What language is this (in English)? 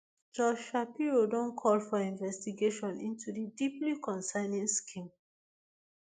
Nigerian Pidgin